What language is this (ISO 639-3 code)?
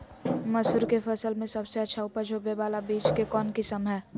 mag